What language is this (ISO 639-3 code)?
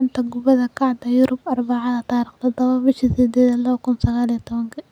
som